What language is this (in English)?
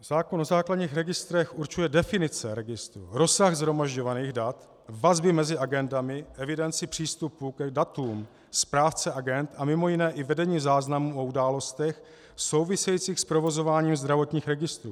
Czech